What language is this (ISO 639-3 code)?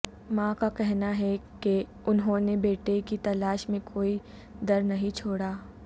urd